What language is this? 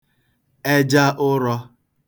Igbo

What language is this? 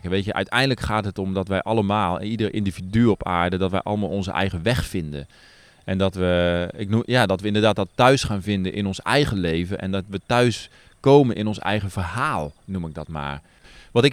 Dutch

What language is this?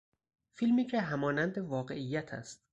Persian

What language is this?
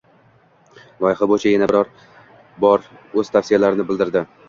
Uzbek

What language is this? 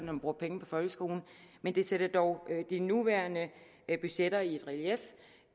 Danish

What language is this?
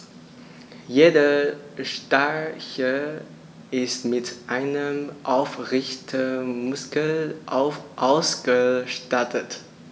German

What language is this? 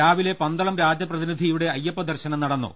Malayalam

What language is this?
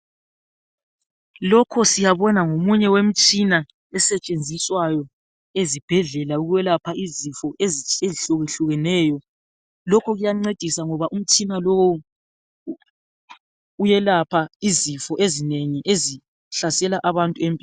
North Ndebele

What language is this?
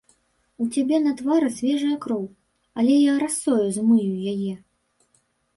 Belarusian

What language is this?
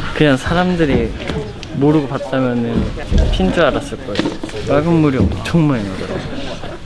Korean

